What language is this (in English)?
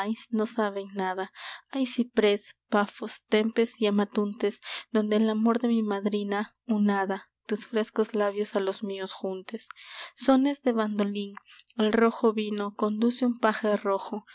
Spanish